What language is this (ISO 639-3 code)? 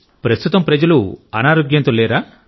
tel